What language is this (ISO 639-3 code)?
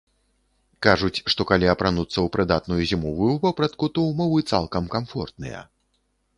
bel